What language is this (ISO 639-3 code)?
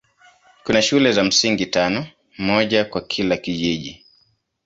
swa